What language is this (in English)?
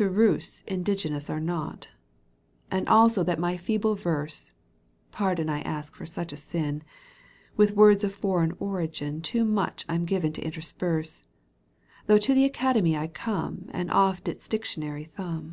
English